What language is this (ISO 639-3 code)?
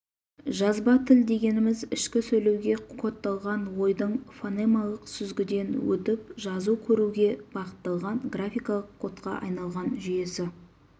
kaz